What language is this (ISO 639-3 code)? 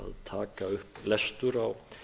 isl